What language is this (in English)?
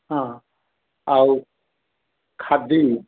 Odia